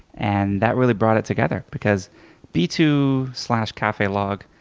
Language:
English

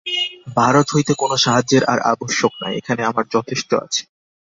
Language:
Bangla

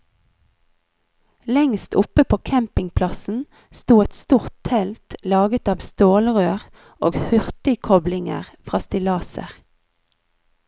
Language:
Norwegian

